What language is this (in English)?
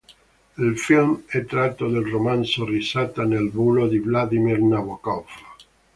Italian